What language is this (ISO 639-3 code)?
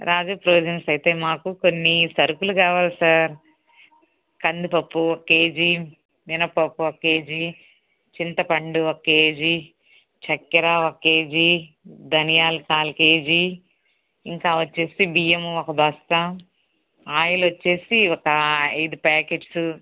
tel